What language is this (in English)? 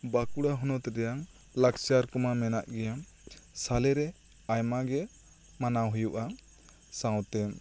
Santali